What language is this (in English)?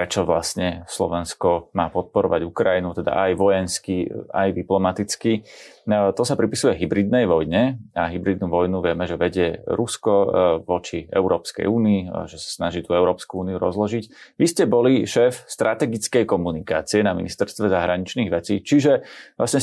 Slovak